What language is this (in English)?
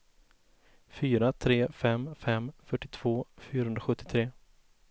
Swedish